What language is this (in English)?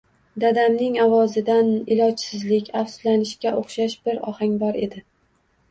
Uzbek